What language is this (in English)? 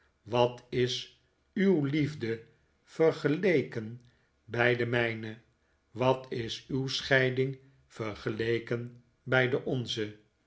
Dutch